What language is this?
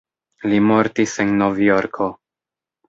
Esperanto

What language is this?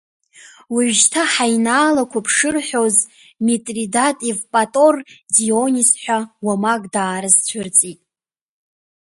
Abkhazian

